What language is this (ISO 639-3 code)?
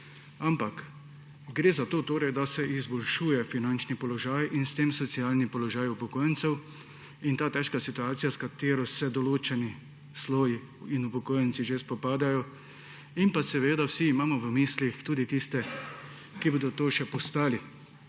slv